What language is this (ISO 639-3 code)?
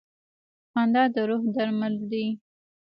pus